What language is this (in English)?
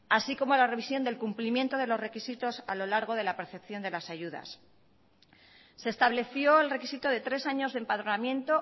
Spanish